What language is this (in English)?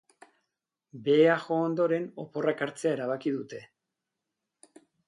Basque